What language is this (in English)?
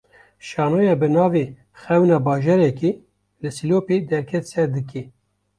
Kurdish